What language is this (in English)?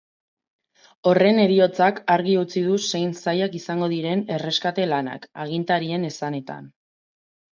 Basque